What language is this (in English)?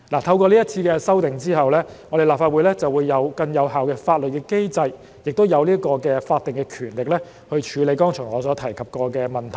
Cantonese